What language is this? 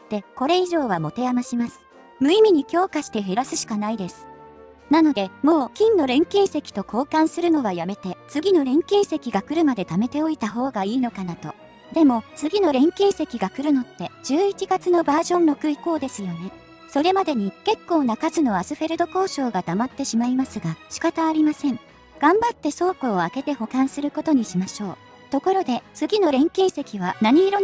Japanese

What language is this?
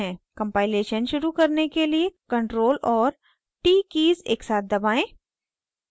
Hindi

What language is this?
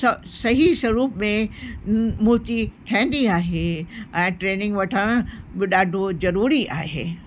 Sindhi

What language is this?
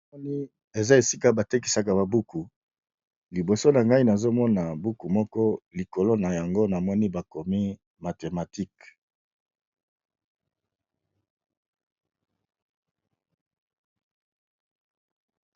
Lingala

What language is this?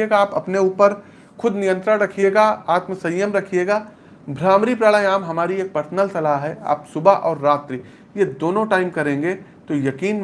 Hindi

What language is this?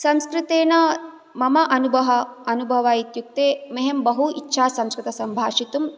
Sanskrit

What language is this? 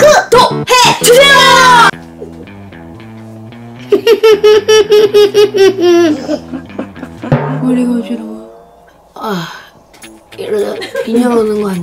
Korean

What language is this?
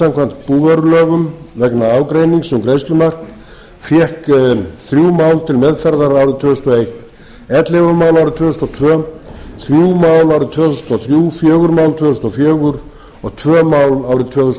Icelandic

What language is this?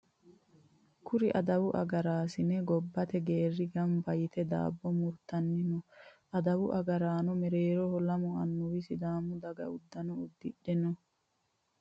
Sidamo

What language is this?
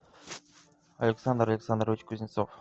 Russian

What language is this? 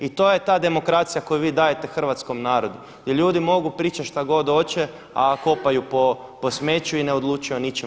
Croatian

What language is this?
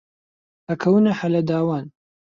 Central Kurdish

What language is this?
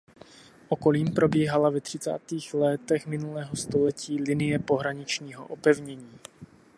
Czech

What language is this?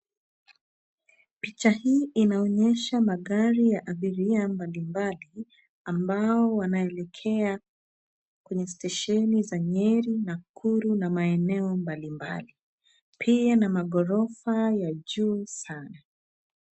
Swahili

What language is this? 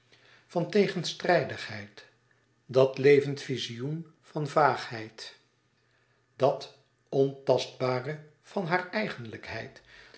Dutch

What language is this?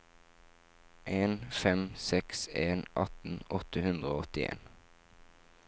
Norwegian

